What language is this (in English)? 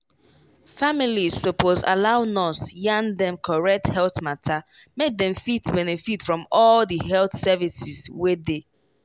Nigerian Pidgin